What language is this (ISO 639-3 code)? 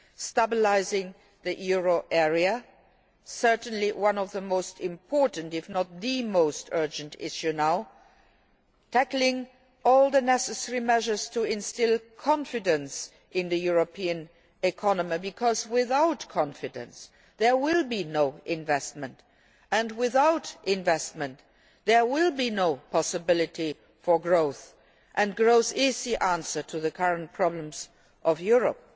eng